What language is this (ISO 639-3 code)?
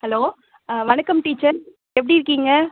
tam